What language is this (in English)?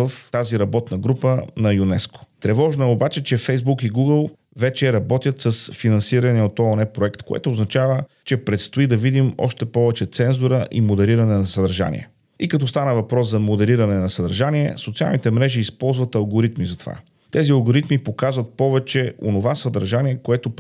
Bulgarian